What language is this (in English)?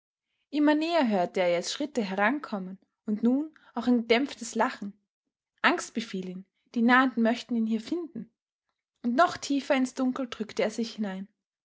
German